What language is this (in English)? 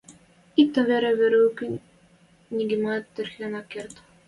Western Mari